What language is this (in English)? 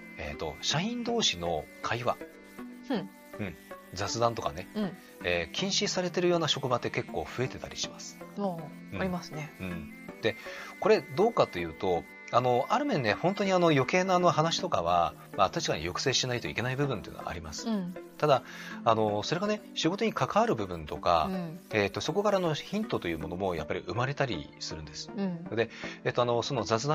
Japanese